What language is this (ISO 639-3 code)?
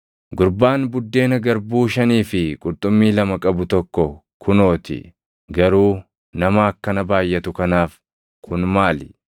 orm